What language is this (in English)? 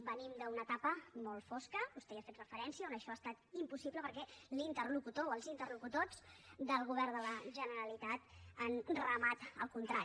Catalan